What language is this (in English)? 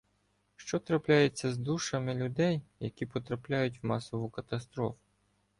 Ukrainian